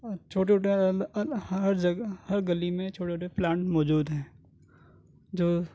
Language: Urdu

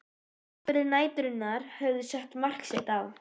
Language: Icelandic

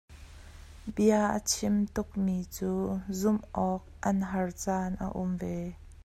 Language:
Hakha Chin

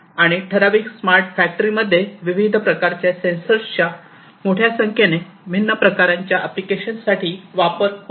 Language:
Marathi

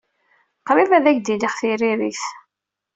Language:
Kabyle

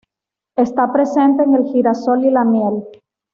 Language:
Spanish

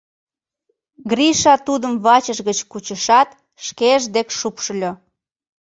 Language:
Mari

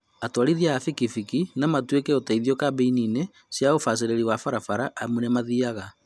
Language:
Kikuyu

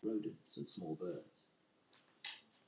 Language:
Icelandic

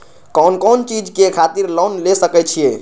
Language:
Maithili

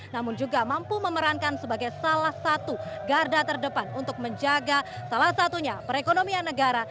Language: Indonesian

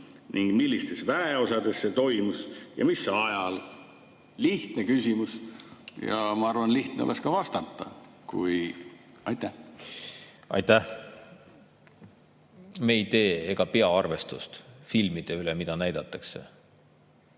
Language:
Estonian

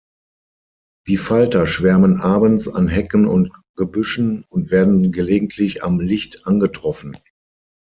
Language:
German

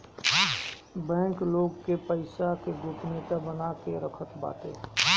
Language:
Bhojpuri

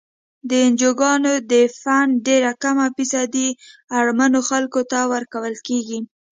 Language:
Pashto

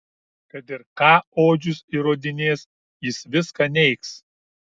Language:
Lithuanian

